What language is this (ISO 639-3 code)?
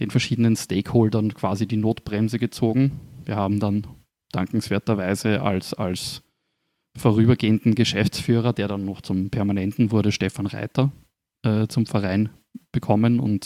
deu